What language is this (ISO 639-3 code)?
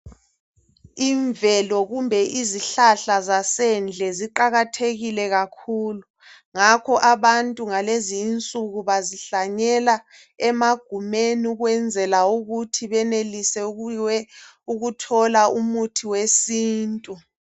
nde